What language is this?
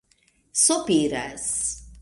Esperanto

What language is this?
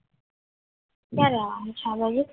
Gujarati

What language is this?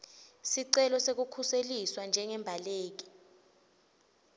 Swati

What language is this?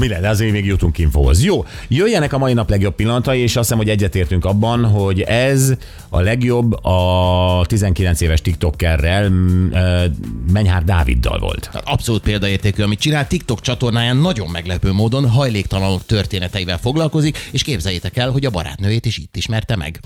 Hungarian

